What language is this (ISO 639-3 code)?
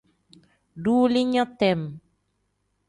kdh